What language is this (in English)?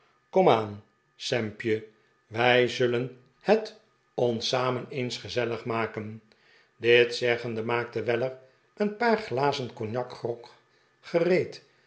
Dutch